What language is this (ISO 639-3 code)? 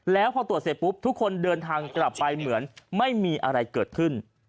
tha